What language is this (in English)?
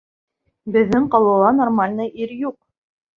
Bashkir